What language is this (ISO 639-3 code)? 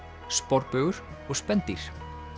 isl